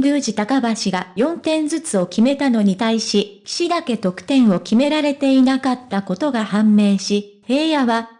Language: Japanese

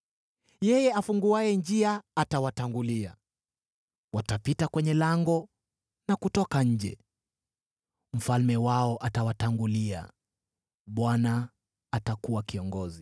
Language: Swahili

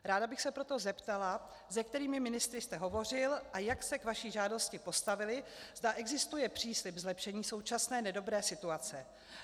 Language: Czech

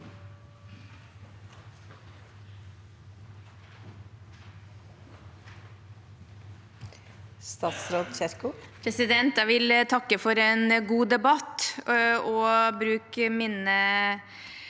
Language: Norwegian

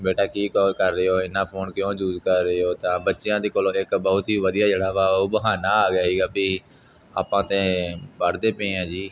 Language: Punjabi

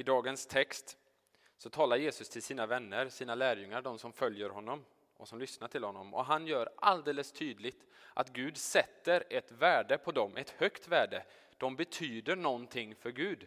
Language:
Swedish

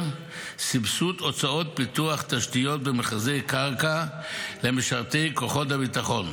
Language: Hebrew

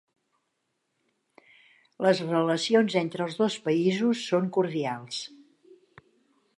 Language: Catalan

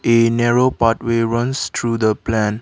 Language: English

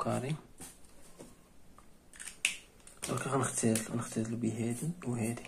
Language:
Arabic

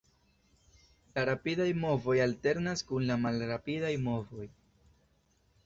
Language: Esperanto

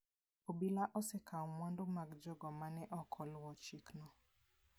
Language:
Luo (Kenya and Tanzania)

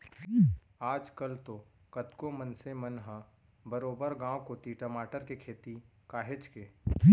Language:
Chhattisgarhi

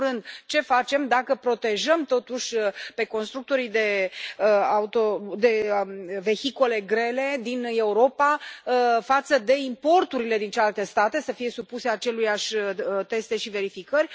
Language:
Romanian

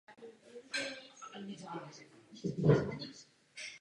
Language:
Czech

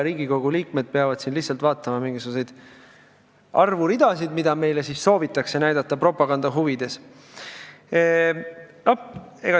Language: Estonian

